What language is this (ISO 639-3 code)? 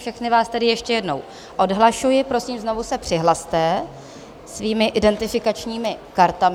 ces